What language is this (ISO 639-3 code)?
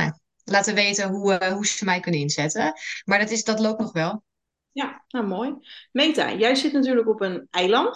nld